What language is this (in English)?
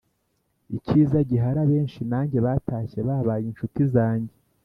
Kinyarwanda